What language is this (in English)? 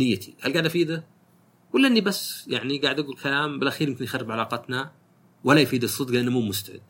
Arabic